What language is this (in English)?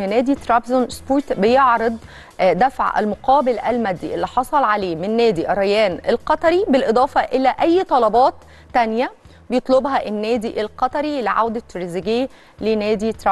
Arabic